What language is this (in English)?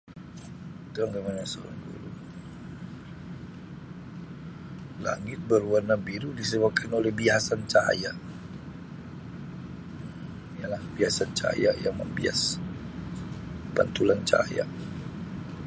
Sabah Malay